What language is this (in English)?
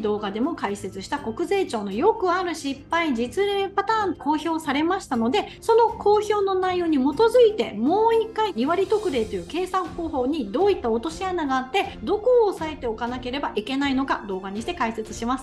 Japanese